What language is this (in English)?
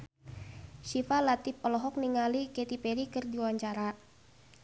Sundanese